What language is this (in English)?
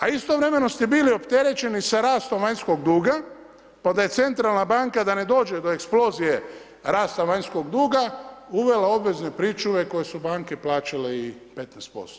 Croatian